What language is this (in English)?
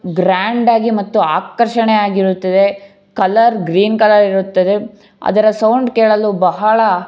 Kannada